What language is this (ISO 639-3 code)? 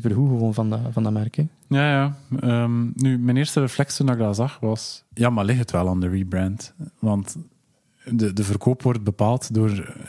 nld